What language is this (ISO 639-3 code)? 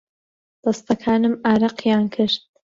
ckb